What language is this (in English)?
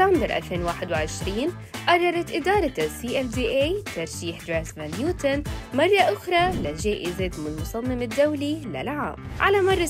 Arabic